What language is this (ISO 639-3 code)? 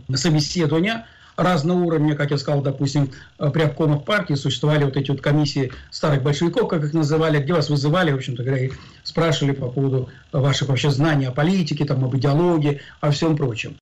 rus